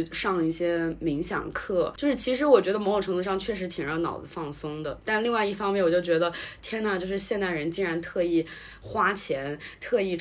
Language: Chinese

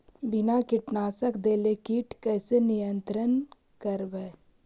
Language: Magahi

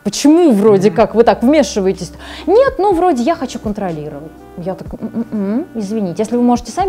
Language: Russian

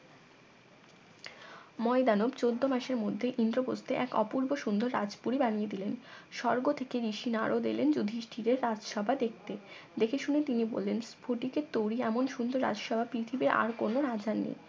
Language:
Bangla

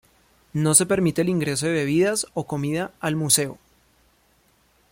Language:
Spanish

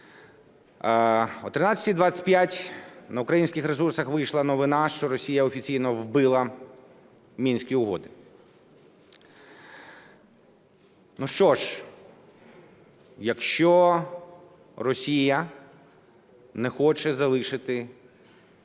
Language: Ukrainian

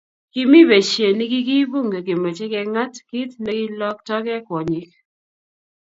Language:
Kalenjin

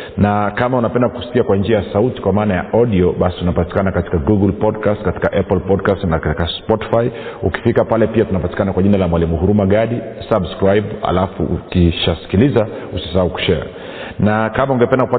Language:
Swahili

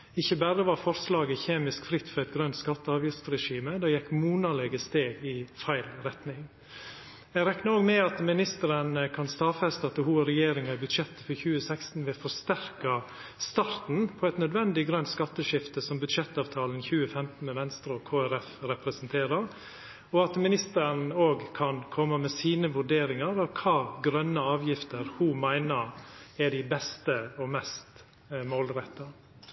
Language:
Norwegian Nynorsk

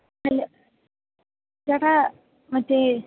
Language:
Malayalam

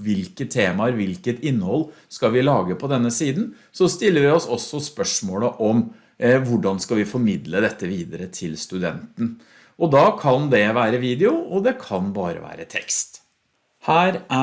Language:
Norwegian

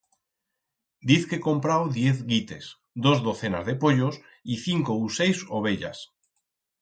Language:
Aragonese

